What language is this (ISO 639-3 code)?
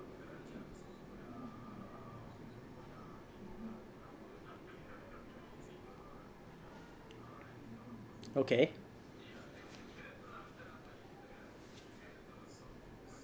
eng